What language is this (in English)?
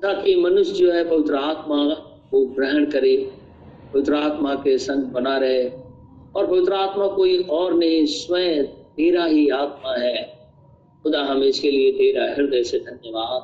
Hindi